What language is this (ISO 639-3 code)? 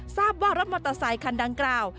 tha